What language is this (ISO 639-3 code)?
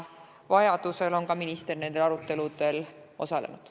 est